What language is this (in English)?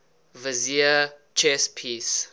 English